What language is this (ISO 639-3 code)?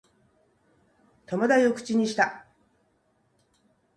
jpn